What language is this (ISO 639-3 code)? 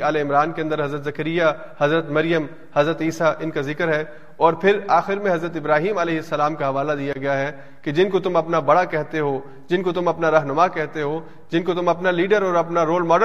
urd